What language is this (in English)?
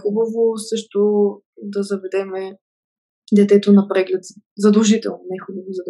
Bulgarian